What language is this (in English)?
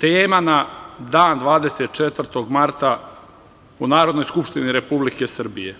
Serbian